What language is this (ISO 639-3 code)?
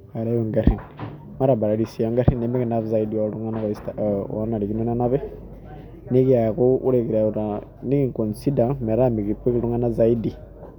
mas